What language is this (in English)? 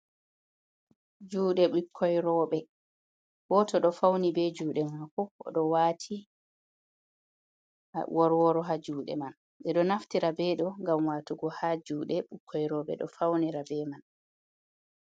Fula